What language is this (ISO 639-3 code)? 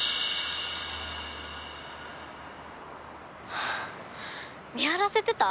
jpn